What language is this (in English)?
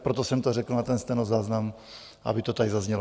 Czech